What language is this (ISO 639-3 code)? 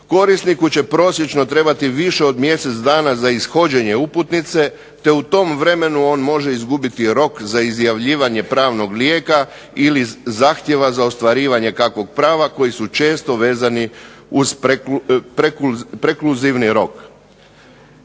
hrv